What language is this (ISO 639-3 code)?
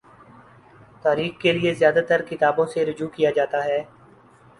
urd